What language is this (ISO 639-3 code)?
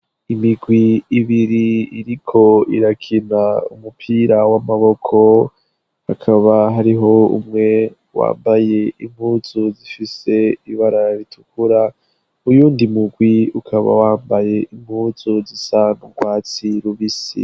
run